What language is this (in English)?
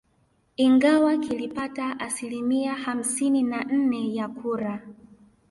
Swahili